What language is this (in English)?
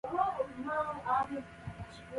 Central Kurdish